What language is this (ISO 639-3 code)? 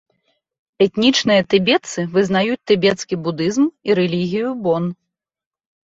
bel